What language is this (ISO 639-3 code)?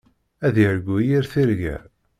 kab